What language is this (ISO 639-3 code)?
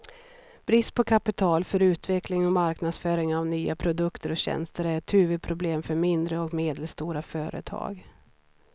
swe